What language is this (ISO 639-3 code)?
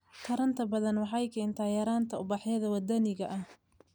som